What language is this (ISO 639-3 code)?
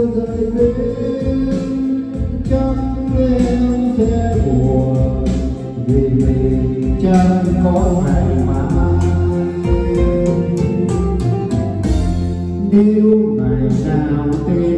vie